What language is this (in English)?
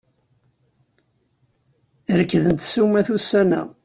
Kabyle